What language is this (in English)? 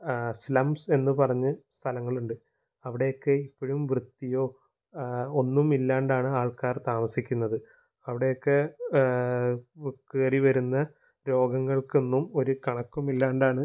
Malayalam